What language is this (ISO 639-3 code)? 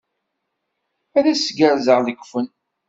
kab